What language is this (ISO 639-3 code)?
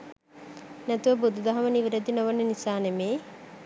sin